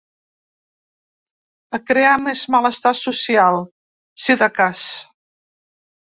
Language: Catalan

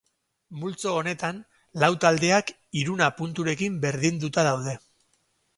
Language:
Basque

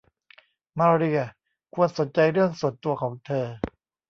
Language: Thai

